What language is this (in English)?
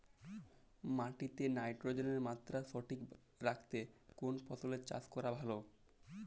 Bangla